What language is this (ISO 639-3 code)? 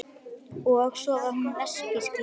isl